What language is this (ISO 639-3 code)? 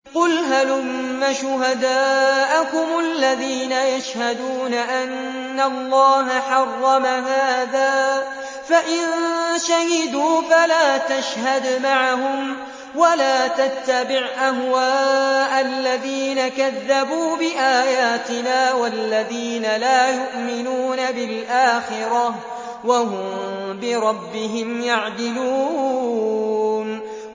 ara